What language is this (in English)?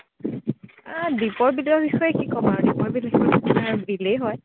Assamese